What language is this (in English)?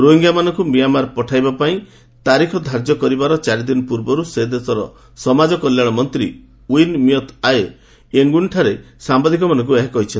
Odia